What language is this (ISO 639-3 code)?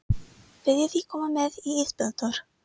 isl